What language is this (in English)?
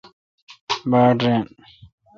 Kalkoti